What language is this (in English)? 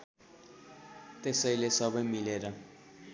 Nepali